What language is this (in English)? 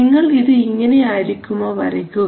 Malayalam